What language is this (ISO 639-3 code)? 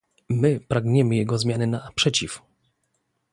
pol